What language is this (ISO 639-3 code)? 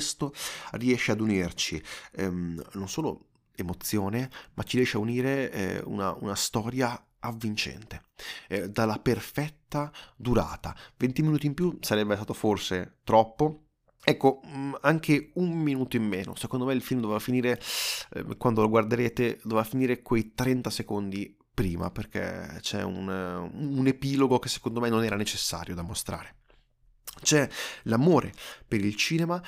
ita